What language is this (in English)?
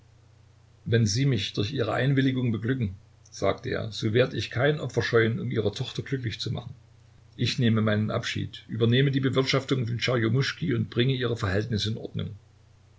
German